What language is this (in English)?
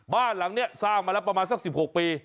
Thai